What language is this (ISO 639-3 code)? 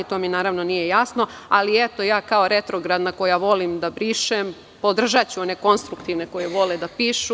srp